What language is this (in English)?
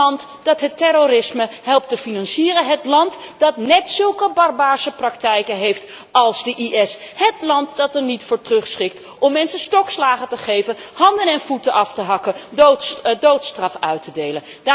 Dutch